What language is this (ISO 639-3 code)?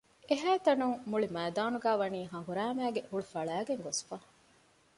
div